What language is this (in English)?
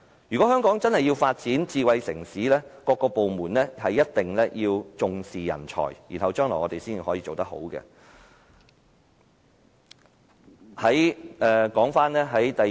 Cantonese